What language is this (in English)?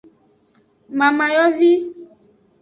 Aja (Benin)